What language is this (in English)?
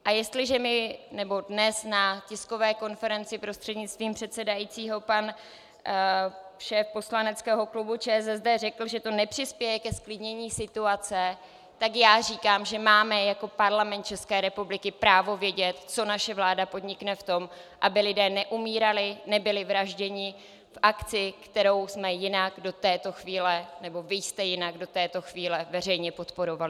Czech